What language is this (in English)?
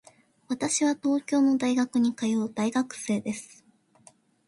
Japanese